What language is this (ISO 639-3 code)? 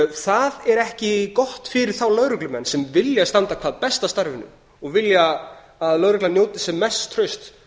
isl